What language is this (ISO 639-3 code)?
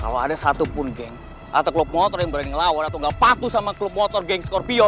ind